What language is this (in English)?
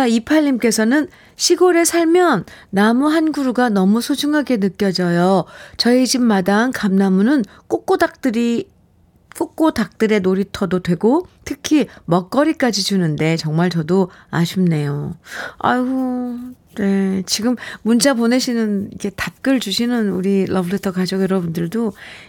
Korean